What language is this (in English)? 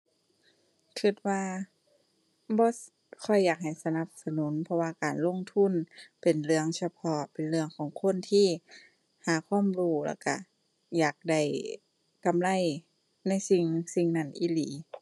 Thai